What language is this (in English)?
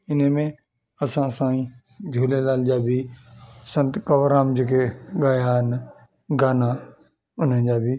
Sindhi